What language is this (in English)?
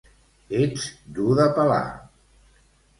Catalan